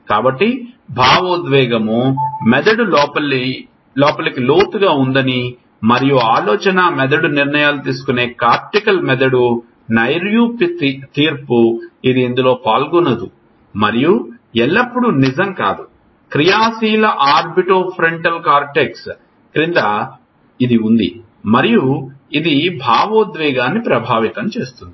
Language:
Telugu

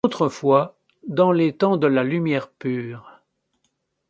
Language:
French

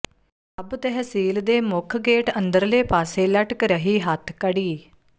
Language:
Punjabi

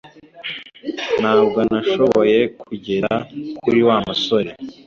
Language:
Kinyarwanda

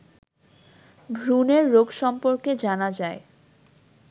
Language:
Bangla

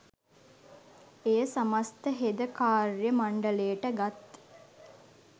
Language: Sinhala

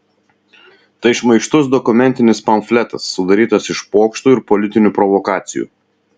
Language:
Lithuanian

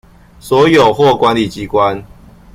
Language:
Chinese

